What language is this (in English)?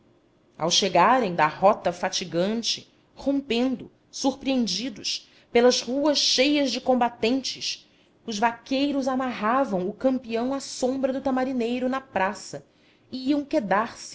Portuguese